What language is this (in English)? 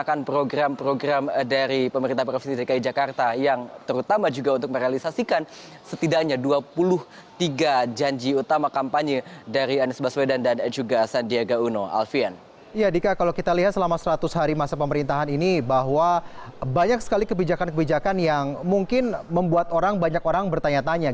Indonesian